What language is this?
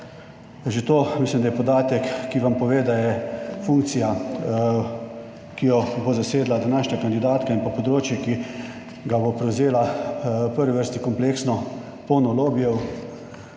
Slovenian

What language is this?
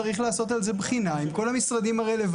Hebrew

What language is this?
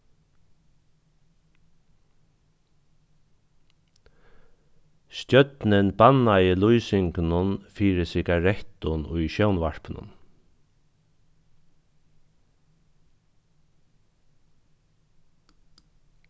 Faroese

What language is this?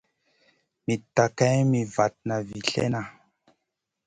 Masana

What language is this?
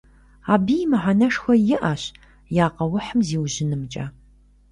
Kabardian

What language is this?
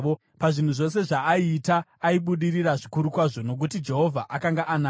Shona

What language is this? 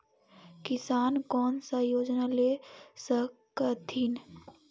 Magahi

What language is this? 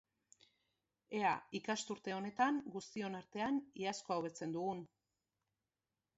Basque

